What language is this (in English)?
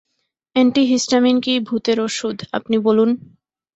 Bangla